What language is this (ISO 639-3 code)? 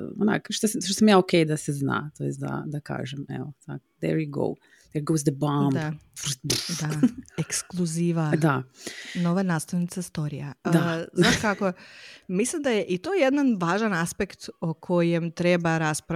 hrv